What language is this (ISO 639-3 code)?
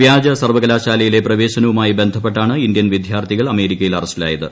mal